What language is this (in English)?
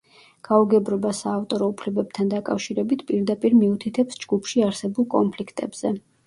Georgian